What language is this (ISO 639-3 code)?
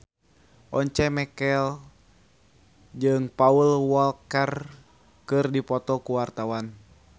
sun